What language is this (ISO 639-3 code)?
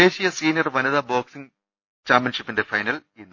mal